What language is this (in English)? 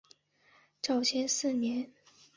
Chinese